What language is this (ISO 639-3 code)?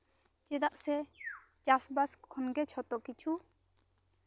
sat